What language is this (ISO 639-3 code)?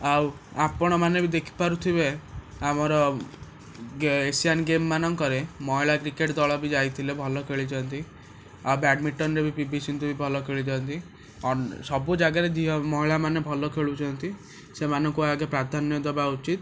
ori